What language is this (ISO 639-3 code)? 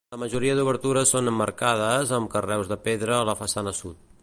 cat